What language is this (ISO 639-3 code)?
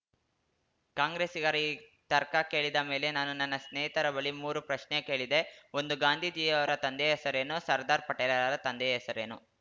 kan